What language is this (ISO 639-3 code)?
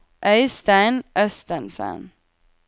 nor